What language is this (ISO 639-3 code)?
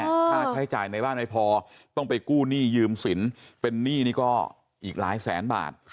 tha